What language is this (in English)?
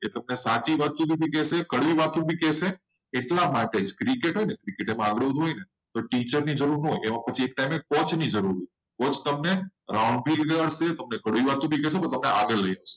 Gujarati